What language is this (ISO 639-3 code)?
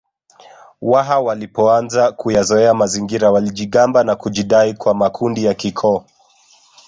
swa